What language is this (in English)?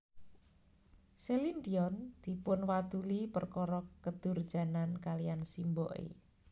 Javanese